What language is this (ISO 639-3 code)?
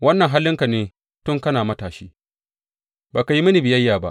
hau